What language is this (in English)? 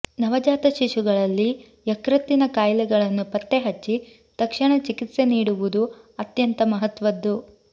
Kannada